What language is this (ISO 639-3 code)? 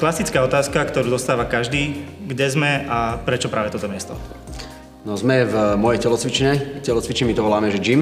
slk